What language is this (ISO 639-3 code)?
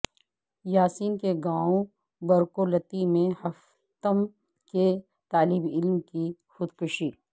urd